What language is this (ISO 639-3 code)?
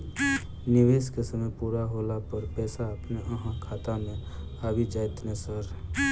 mai